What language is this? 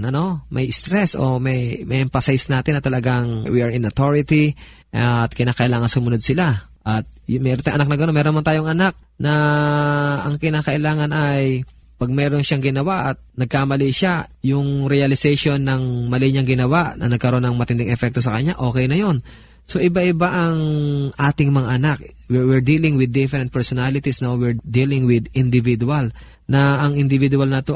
Filipino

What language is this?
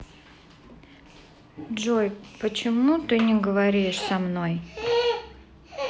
Russian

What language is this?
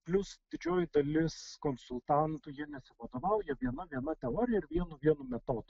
Lithuanian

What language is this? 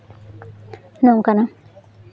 Santali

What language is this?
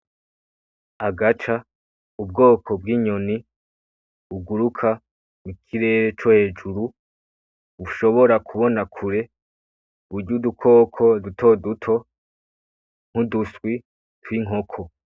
Rundi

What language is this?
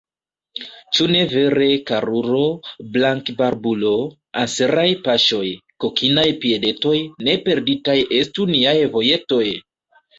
Esperanto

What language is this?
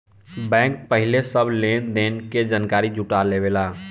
Bhojpuri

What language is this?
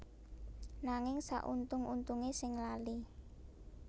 Javanese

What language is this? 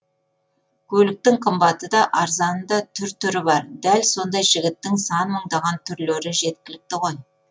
Kazakh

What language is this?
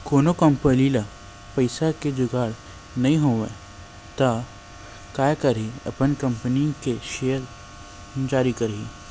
Chhattisgarhi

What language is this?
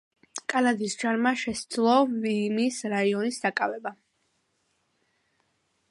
Georgian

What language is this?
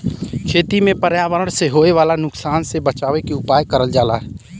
Bhojpuri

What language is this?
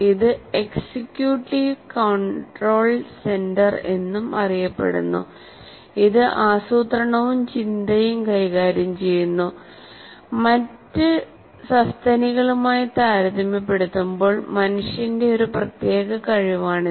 Malayalam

